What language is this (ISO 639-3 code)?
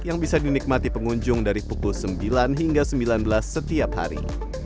ind